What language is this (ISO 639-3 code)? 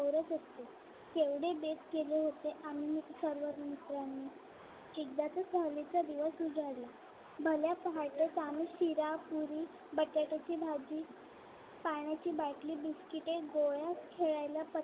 mar